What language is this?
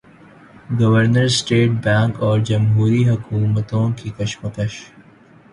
Urdu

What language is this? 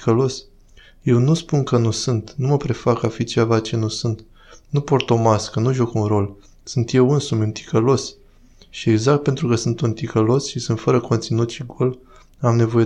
Romanian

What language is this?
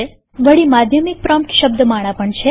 Gujarati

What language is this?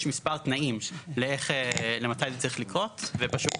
Hebrew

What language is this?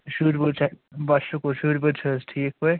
Kashmiri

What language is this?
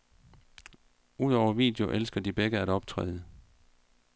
Danish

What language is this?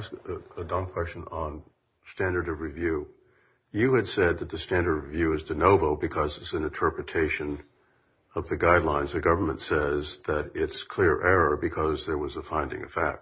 English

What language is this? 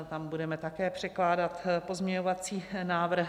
Czech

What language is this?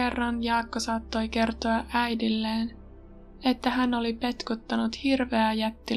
Finnish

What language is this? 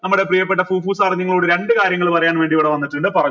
Malayalam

